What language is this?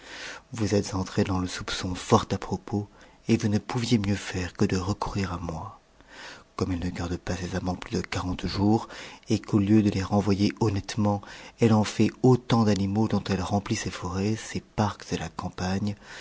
French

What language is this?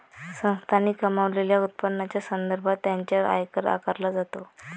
Marathi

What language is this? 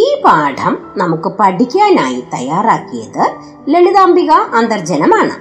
Malayalam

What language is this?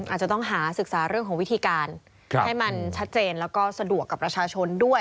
Thai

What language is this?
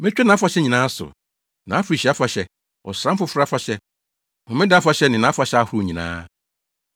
Akan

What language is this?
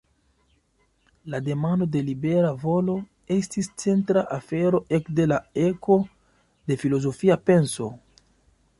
Esperanto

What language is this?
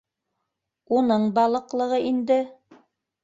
Bashkir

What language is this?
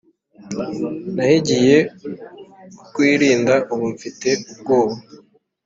Kinyarwanda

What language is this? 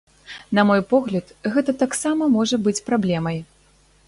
Belarusian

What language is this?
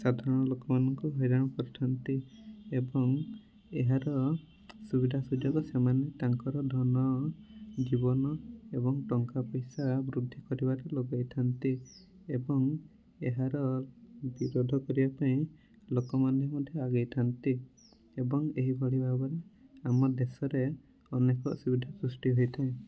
Odia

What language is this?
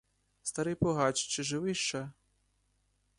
Ukrainian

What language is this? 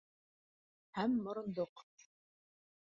Bashkir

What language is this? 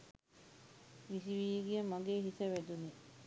Sinhala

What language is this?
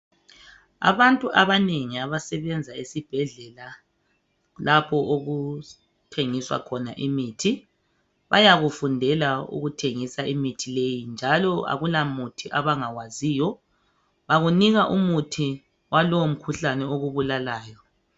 North Ndebele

